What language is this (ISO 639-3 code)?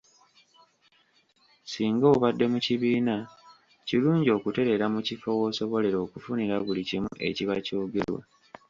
lug